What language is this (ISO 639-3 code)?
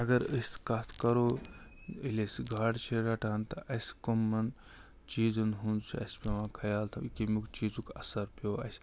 kas